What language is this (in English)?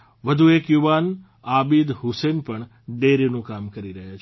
Gujarati